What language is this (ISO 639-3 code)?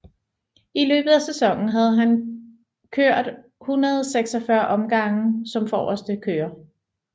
dan